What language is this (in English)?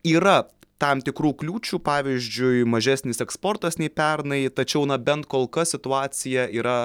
Lithuanian